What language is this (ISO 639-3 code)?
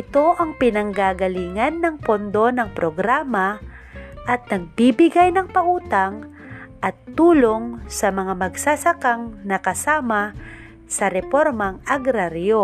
fil